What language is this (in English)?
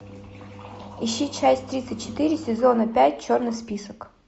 Russian